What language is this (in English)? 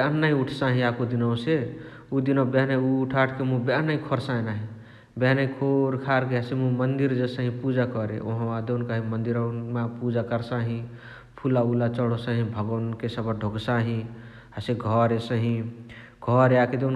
Chitwania Tharu